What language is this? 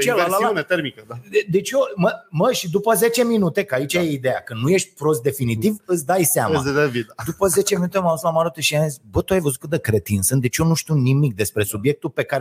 Romanian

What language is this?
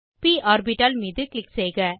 Tamil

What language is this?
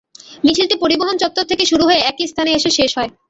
Bangla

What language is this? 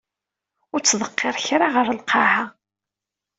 Kabyle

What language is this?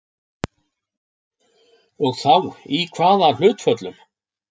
Icelandic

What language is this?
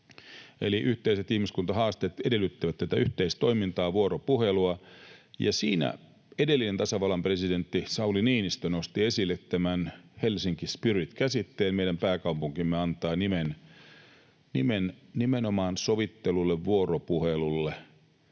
Finnish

